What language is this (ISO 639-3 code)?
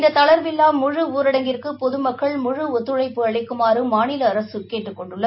tam